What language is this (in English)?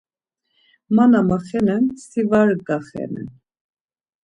Laz